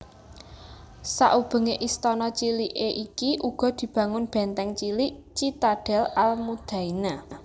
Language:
Javanese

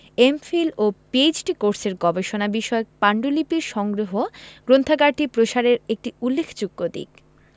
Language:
Bangla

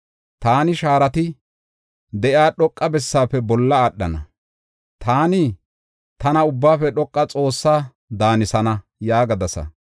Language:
Gofa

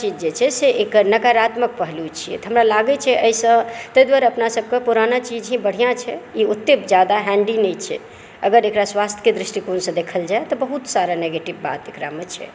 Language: Maithili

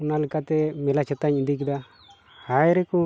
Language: Santali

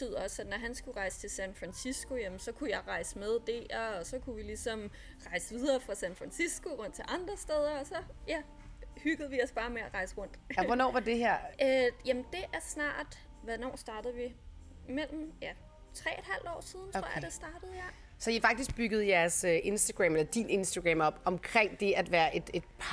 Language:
Danish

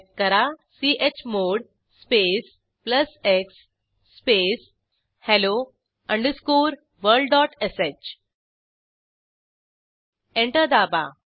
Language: Marathi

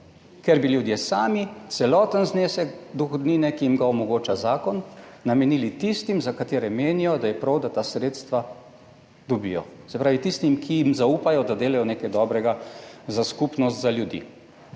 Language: Slovenian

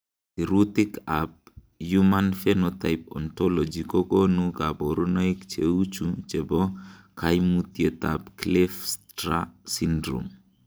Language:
Kalenjin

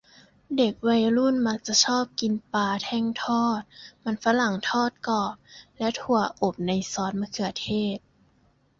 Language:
Thai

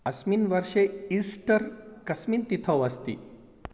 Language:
Sanskrit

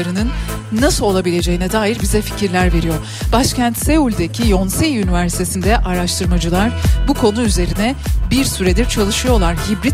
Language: Turkish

